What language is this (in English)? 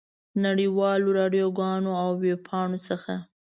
Pashto